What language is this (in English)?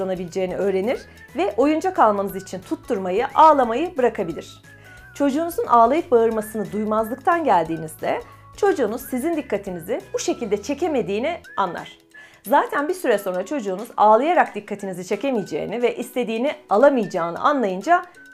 Turkish